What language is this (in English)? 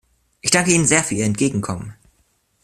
German